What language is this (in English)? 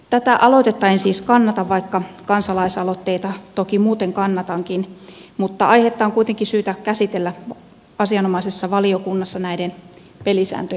Finnish